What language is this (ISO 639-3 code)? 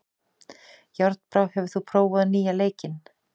isl